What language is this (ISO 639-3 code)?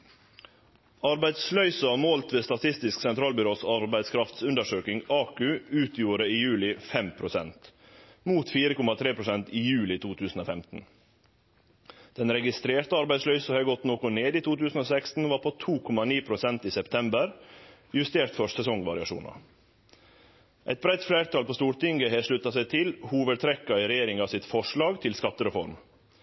nno